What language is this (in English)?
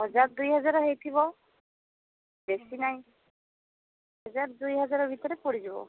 Odia